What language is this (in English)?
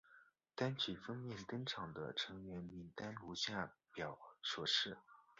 Chinese